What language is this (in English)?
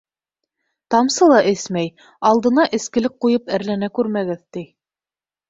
Bashkir